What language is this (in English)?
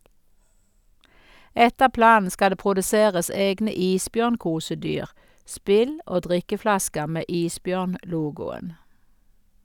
Norwegian